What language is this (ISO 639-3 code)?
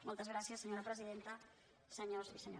cat